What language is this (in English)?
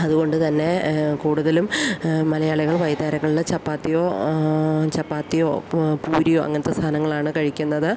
Malayalam